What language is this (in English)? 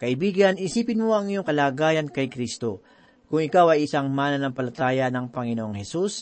Filipino